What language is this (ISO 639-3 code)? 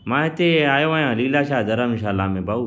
snd